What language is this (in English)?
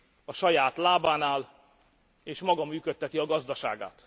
Hungarian